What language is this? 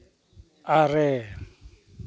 Santali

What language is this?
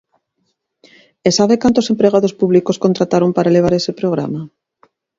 Galician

